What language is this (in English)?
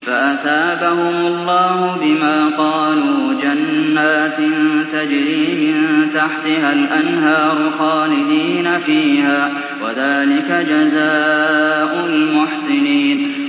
Arabic